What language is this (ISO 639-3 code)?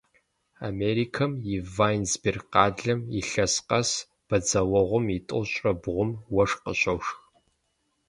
kbd